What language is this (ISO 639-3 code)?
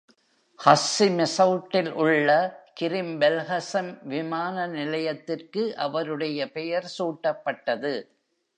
tam